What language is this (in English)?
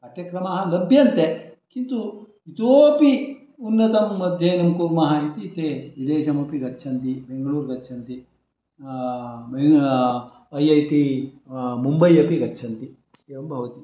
Sanskrit